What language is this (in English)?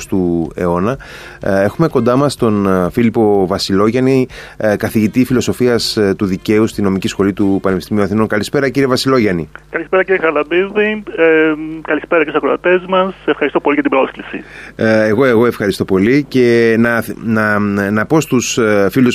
Greek